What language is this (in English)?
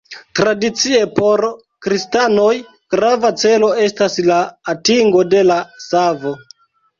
Esperanto